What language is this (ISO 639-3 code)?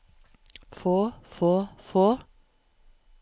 nor